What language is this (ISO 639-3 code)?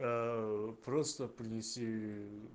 rus